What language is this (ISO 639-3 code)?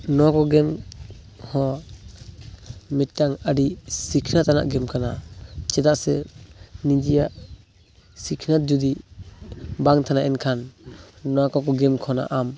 sat